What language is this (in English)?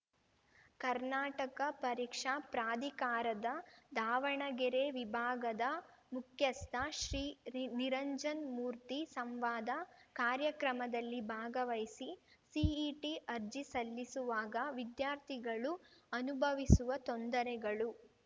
Kannada